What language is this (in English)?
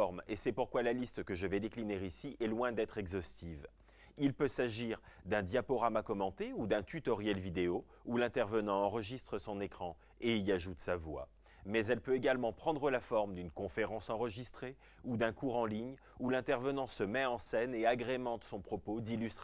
French